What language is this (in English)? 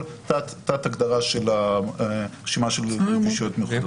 Hebrew